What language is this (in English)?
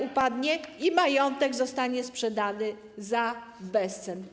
Polish